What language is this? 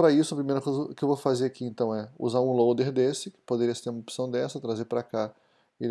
Portuguese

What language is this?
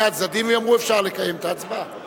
Hebrew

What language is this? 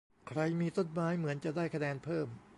Thai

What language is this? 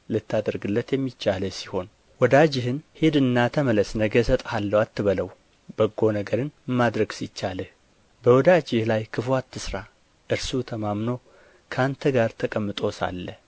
Amharic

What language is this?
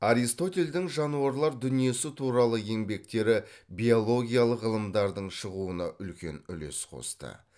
Kazakh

